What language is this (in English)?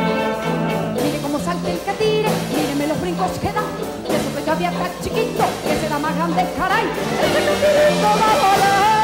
Spanish